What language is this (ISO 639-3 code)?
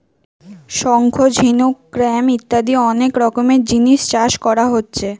ben